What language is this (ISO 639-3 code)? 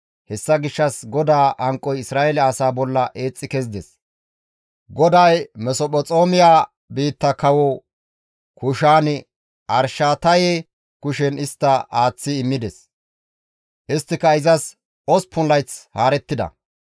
gmv